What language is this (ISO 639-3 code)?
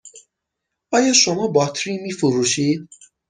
fas